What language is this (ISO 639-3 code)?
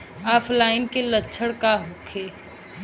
bho